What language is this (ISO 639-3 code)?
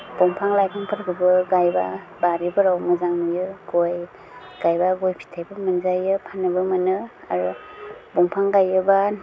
brx